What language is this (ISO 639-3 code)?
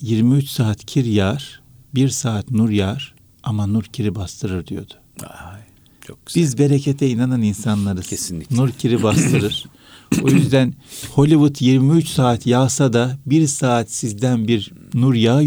tur